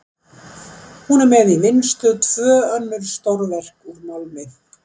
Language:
Icelandic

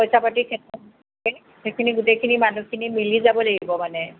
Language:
Assamese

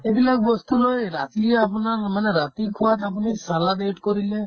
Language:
Assamese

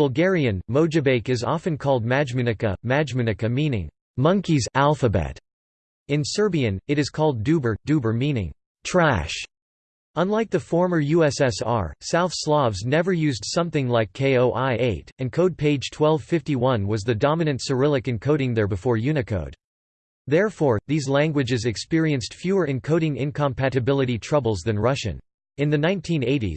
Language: English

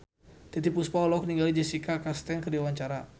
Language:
Sundanese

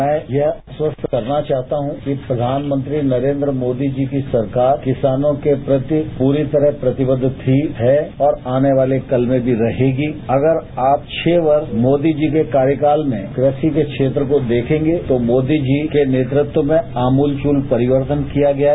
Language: Hindi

